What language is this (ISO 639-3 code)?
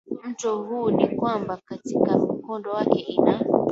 swa